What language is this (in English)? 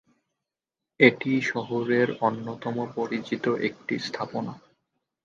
Bangla